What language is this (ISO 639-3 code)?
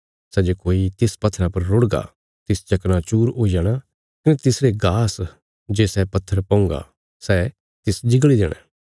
kfs